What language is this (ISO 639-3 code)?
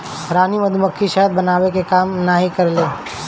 bho